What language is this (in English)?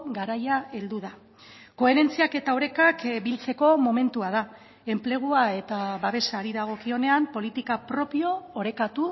Basque